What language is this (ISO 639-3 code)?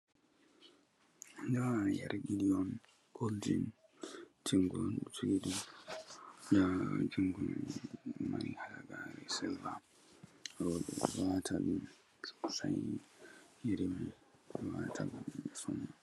ful